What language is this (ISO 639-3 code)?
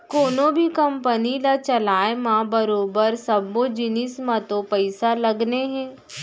hne